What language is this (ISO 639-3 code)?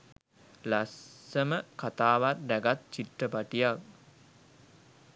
sin